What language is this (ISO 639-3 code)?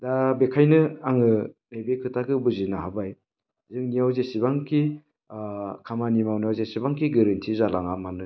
brx